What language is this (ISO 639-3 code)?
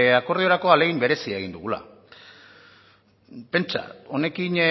eus